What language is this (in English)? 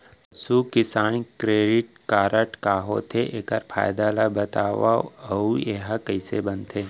Chhattisgarhi